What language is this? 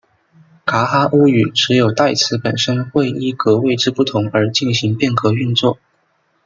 Chinese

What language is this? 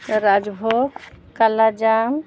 Santali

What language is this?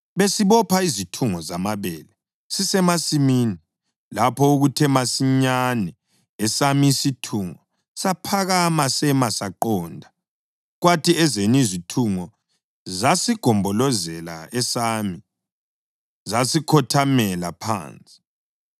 North Ndebele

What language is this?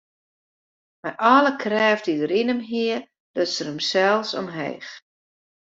Western Frisian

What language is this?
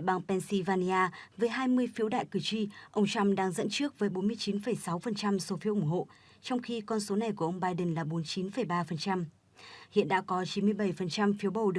Vietnamese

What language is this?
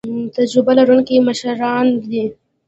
Pashto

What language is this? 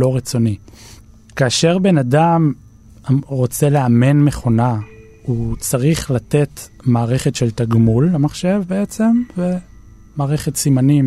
Hebrew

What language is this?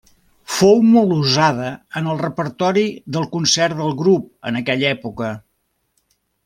Catalan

